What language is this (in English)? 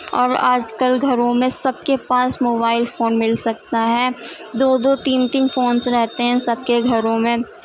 Urdu